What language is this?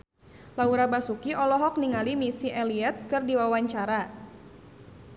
Sundanese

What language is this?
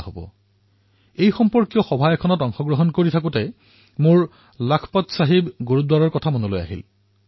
Assamese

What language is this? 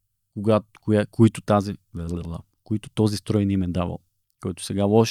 Bulgarian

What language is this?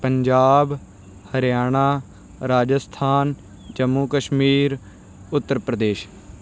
Punjabi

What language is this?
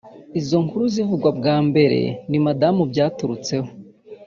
Kinyarwanda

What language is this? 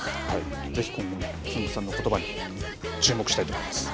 Japanese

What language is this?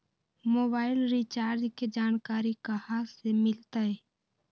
Magahi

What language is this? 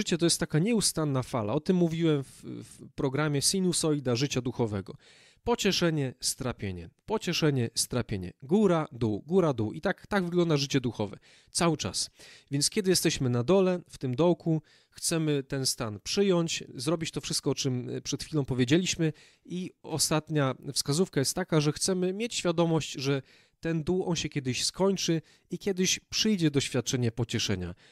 Polish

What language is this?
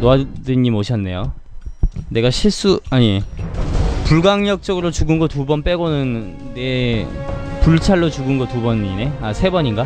Korean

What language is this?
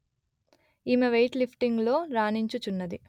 Telugu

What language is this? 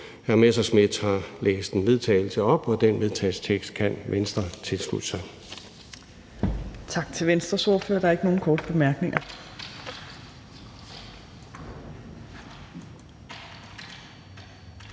Danish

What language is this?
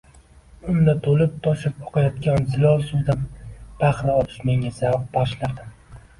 Uzbek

